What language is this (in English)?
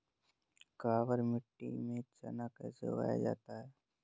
Hindi